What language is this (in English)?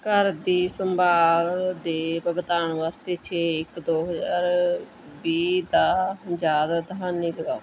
Punjabi